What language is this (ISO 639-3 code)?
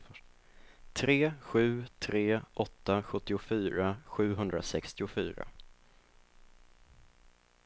swe